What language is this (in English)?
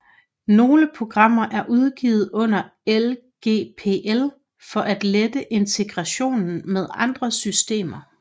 Danish